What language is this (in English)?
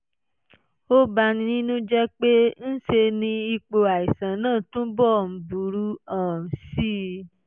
Yoruba